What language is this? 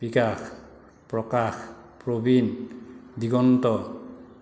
Assamese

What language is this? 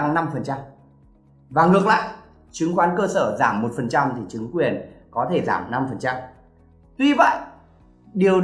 Vietnamese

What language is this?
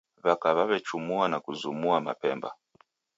Taita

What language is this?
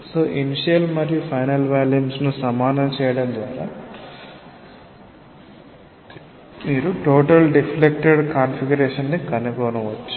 Telugu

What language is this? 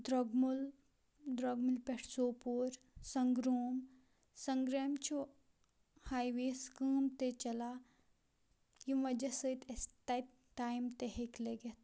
Kashmiri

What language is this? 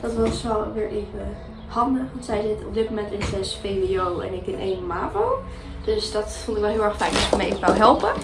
Dutch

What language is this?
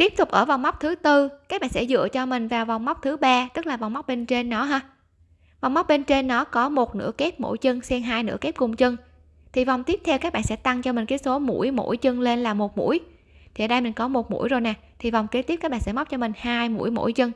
Vietnamese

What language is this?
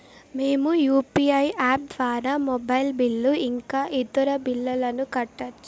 Telugu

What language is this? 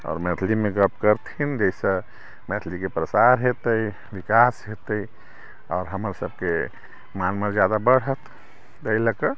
Maithili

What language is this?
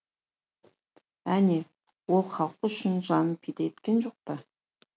Kazakh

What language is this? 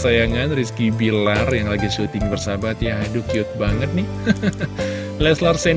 Indonesian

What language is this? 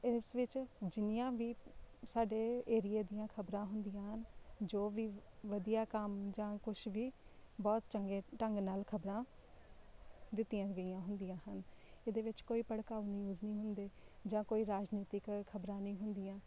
Punjabi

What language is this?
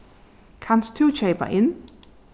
Faroese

